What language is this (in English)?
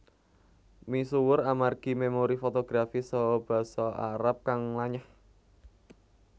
Javanese